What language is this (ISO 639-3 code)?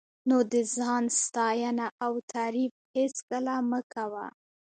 pus